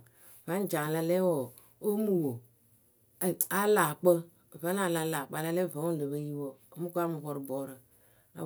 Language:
Akebu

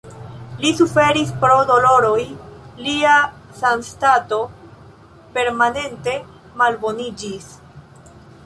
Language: Esperanto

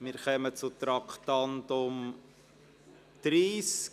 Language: Swiss German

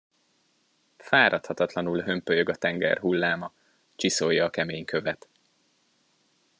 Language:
Hungarian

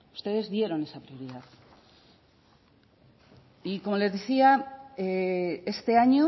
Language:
Spanish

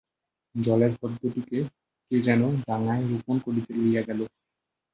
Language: Bangla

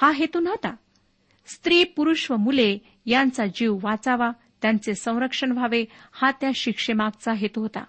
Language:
Marathi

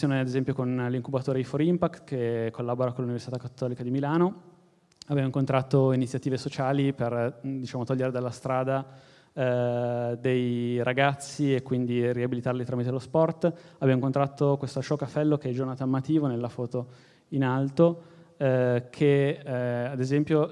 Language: Italian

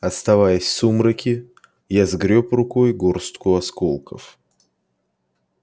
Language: Russian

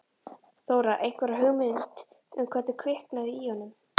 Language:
Icelandic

